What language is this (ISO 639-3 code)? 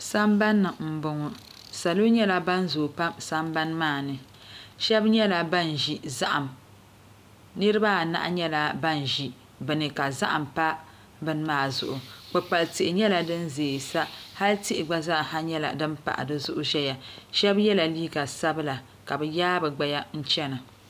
dag